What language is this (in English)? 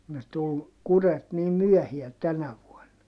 Finnish